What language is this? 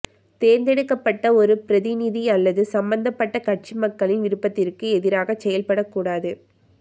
Tamil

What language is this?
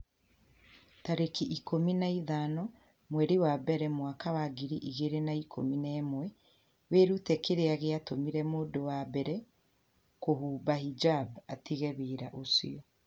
Kikuyu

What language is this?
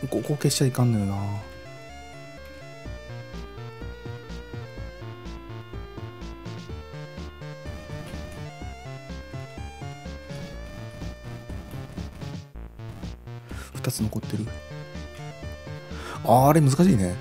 Japanese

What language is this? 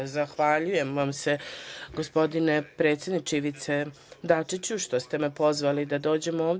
Serbian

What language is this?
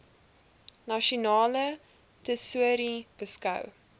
Afrikaans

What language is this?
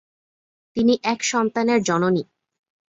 Bangla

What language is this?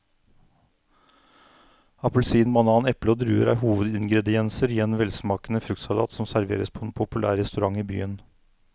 Norwegian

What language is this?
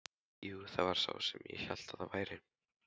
Icelandic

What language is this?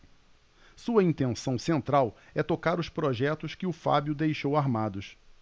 Portuguese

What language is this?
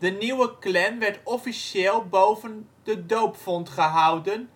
Dutch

